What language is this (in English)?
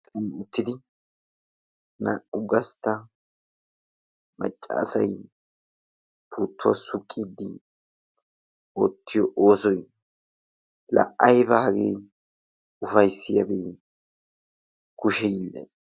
Wolaytta